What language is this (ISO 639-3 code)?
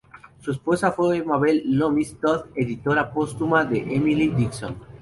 spa